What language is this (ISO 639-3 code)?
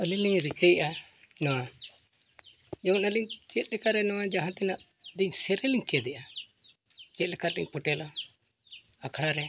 sat